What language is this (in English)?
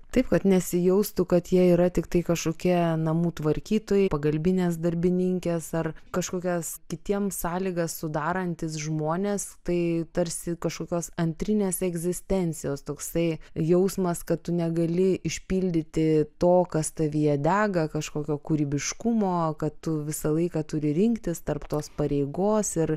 Lithuanian